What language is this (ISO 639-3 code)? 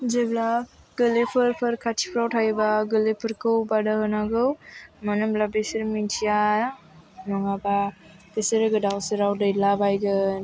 brx